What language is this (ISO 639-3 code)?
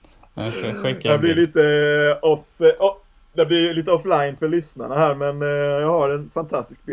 swe